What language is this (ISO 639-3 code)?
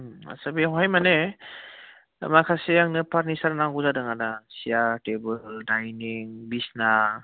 brx